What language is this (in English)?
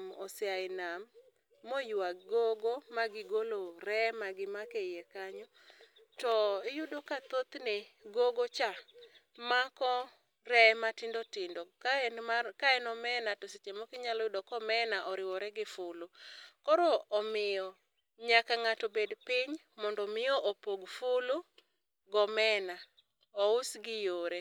Luo (Kenya and Tanzania)